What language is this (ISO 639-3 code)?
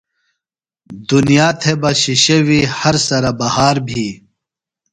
phl